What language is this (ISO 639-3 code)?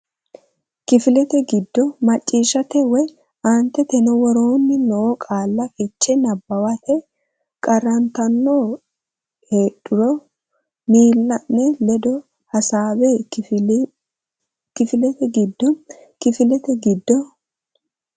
sid